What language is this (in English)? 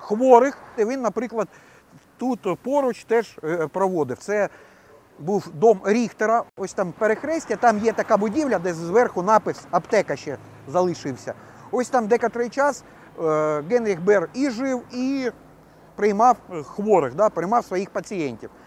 Ukrainian